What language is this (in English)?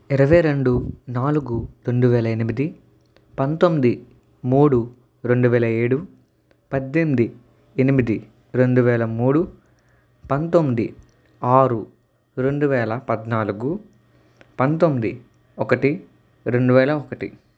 Telugu